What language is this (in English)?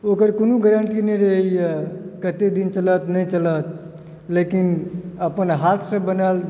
Maithili